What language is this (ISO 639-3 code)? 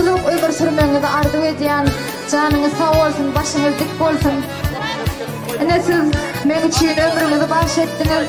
tur